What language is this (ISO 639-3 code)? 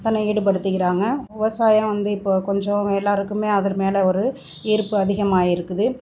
tam